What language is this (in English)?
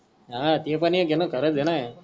Marathi